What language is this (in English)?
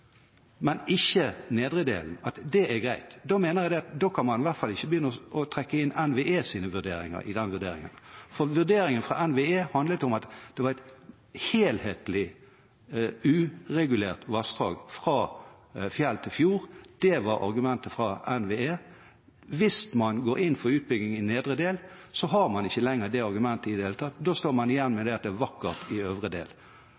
Norwegian Bokmål